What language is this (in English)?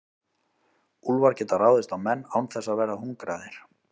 Icelandic